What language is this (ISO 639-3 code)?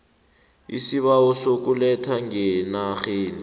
nbl